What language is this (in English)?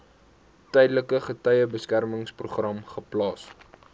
Afrikaans